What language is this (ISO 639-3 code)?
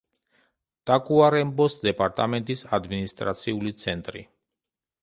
kat